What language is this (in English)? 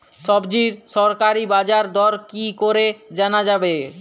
Bangla